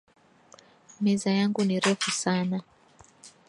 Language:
Swahili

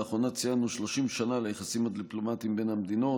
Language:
Hebrew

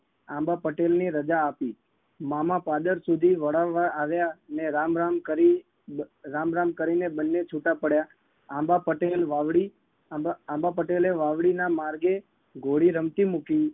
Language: Gujarati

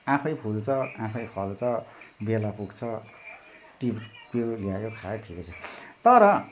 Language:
Nepali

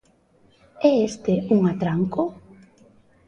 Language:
Galician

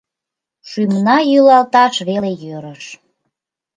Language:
Mari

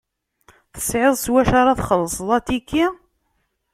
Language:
Kabyle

